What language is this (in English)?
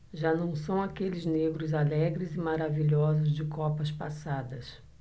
Portuguese